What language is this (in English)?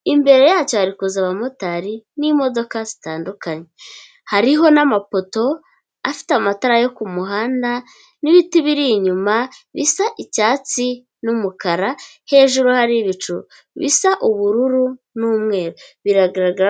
Kinyarwanda